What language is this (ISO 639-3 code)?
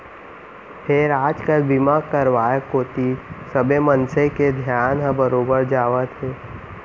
hne